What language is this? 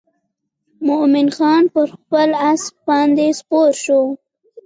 Pashto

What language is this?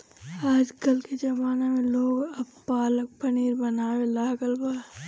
Bhojpuri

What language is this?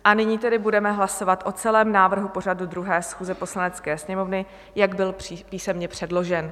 Czech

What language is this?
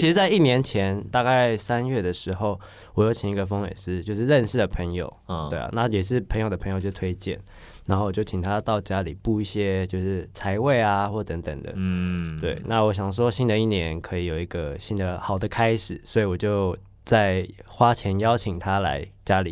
Chinese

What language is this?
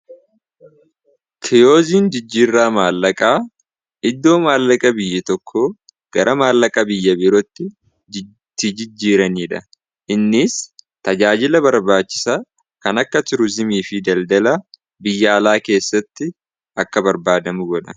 Oromo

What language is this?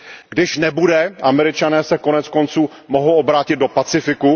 Czech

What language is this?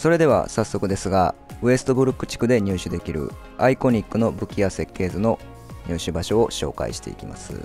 Japanese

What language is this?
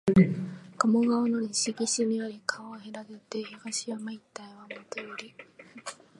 Japanese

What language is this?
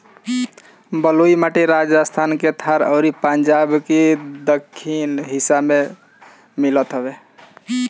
Bhojpuri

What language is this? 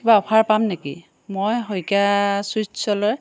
Assamese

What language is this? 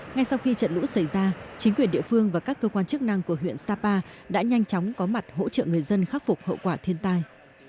Vietnamese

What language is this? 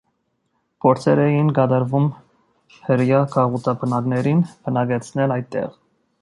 Armenian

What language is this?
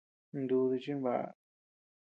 Tepeuxila Cuicatec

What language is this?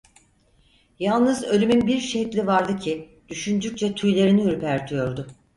Turkish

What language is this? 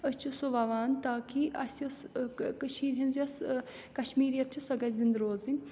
Kashmiri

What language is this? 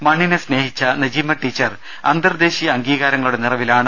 Malayalam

